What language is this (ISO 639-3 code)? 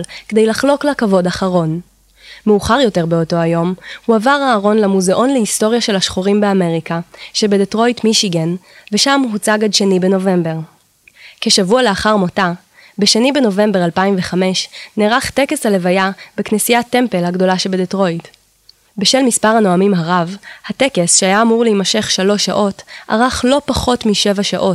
heb